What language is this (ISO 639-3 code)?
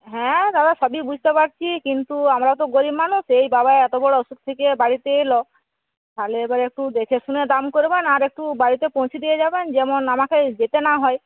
ben